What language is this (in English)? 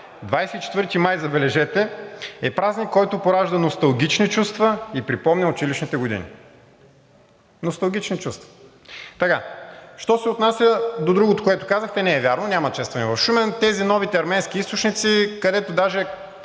Bulgarian